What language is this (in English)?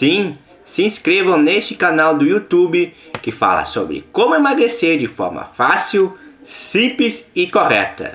Portuguese